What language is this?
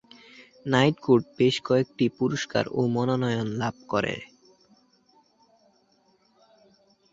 Bangla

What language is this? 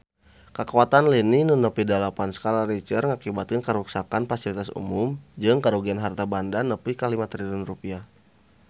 Sundanese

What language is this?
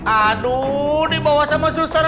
Indonesian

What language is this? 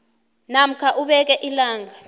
South Ndebele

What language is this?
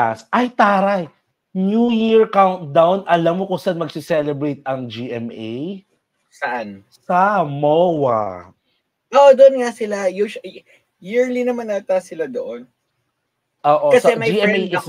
Filipino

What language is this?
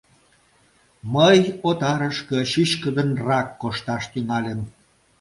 Mari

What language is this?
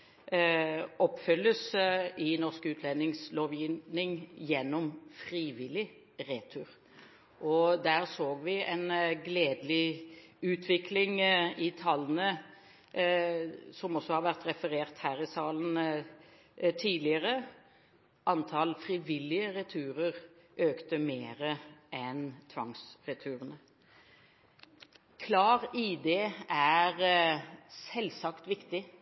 Norwegian Bokmål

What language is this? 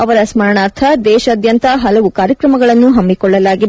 Kannada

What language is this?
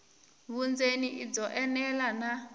Tsonga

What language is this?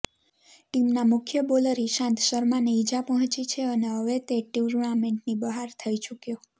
Gujarati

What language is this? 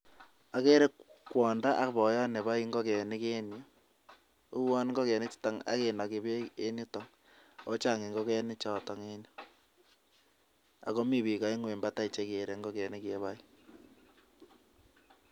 Kalenjin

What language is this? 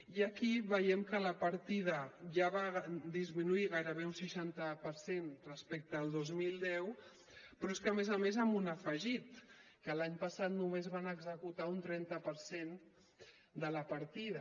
Catalan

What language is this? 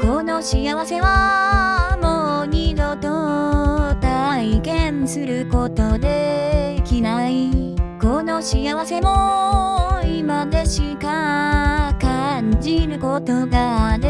Japanese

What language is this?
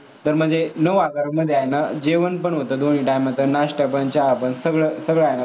Marathi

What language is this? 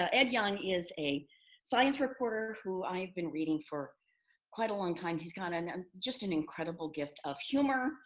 English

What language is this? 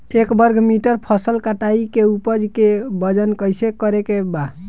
Bhojpuri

